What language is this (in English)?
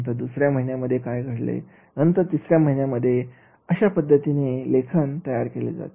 Marathi